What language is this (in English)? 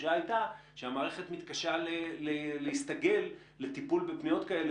Hebrew